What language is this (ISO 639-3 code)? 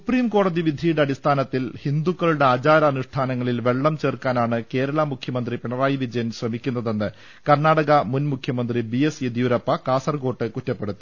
mal